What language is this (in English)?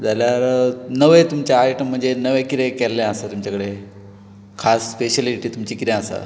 Konkani